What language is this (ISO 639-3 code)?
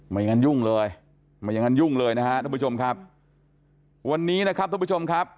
tha